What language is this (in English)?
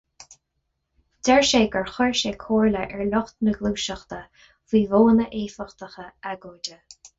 Irish